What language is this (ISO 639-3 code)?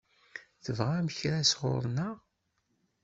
kab